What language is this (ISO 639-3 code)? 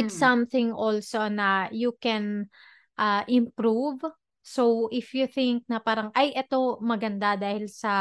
fil